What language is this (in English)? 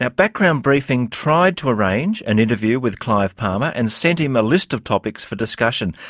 English